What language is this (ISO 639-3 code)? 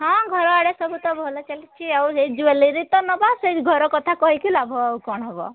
ori